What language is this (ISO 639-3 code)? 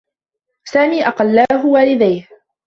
ara